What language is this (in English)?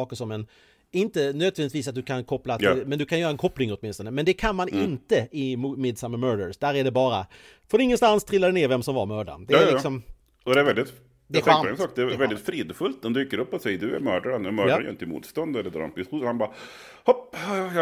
Swedish